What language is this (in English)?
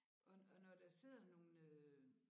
Danish